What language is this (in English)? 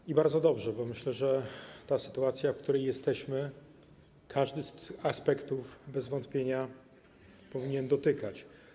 Polish